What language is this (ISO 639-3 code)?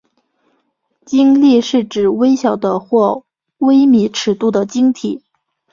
zho